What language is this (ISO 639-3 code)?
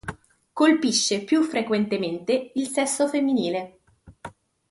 ita